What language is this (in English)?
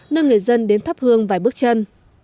Vietnamese